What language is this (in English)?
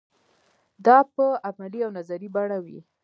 Pashto